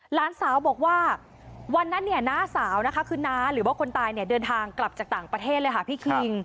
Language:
Thai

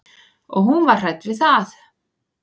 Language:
Icelandic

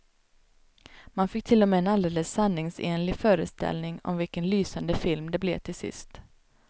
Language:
Swedish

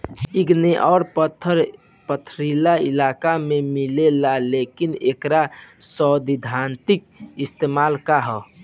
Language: Bhojpuri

